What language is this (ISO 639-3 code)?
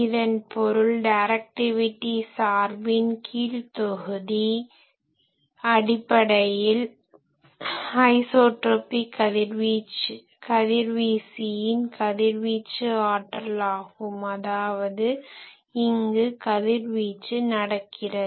tam